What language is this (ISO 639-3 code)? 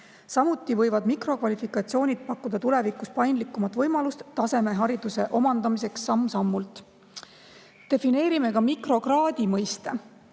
est